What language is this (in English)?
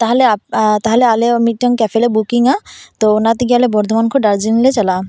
Santali